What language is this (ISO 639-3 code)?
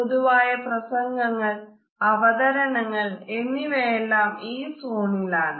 mal